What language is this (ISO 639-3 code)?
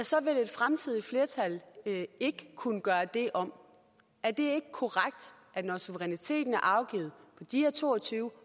dan